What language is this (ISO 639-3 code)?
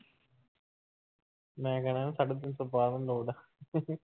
pan